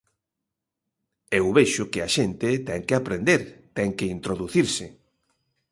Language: Galician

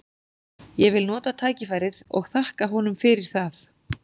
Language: Icelandic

